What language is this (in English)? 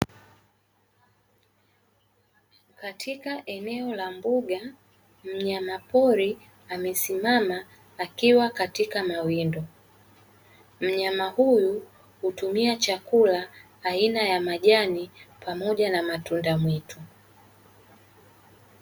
Swahili